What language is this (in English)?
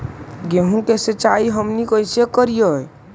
Magahi